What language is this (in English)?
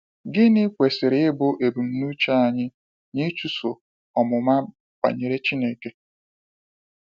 Igbo